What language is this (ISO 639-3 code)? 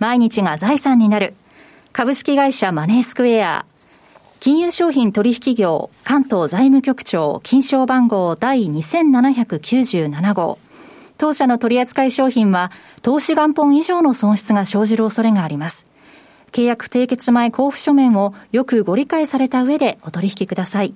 jpn